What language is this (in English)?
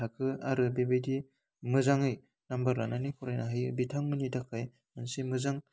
Bodo